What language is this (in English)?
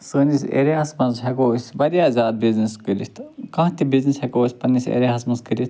Kashmiri